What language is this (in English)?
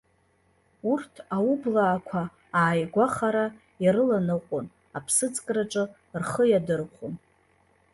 Abkhazian